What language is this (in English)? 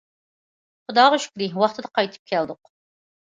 Uyghur